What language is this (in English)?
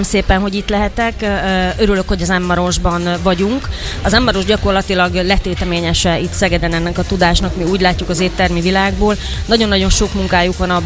Hungarian